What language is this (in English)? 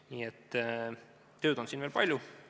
Estonian